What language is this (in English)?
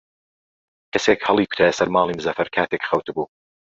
Central Kurdish